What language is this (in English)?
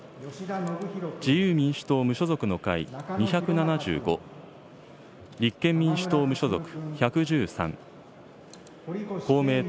Japanese